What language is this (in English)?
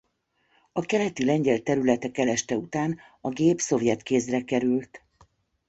Hungarian